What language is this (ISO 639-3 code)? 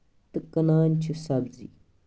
kas